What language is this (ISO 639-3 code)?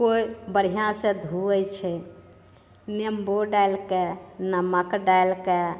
mai